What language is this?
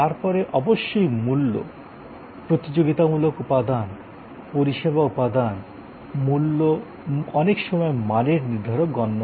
Bangla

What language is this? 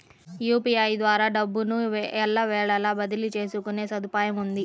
Telugu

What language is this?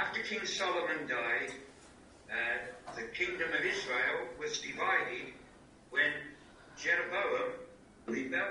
Slovak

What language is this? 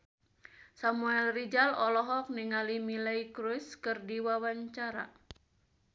Sundanese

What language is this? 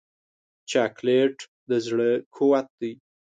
Pashto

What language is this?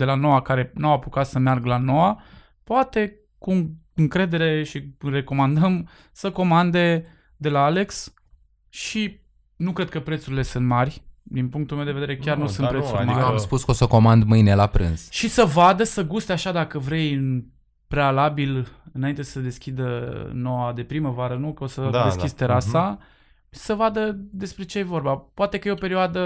Romanian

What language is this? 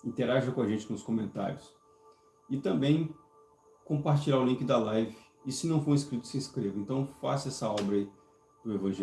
Portuguese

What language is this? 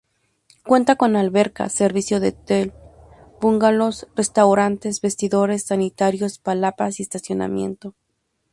Spanish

